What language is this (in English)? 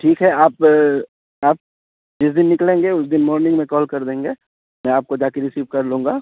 Urdu